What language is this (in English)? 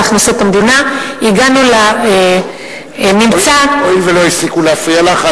Hebrew